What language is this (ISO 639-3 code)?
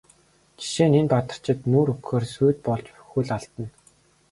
mon